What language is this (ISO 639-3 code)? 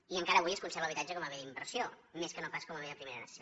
cat